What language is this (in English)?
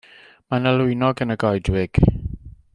Welsh